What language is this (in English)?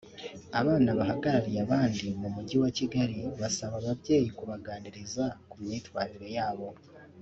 Kinyarwanda